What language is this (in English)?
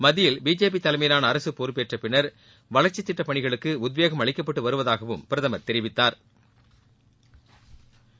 Tamil